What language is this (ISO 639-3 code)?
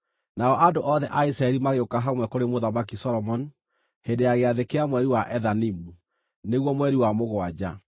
kik